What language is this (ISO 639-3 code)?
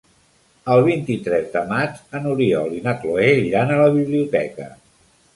cat